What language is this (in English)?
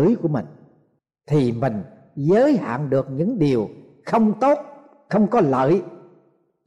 Vietnamese